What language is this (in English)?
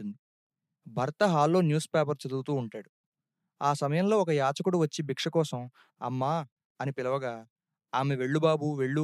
Telugu